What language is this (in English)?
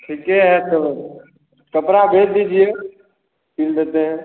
Hindi